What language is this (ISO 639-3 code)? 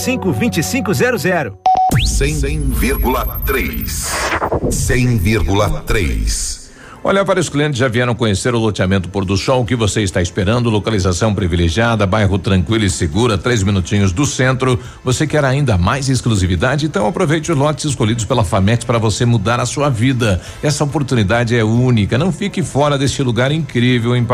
por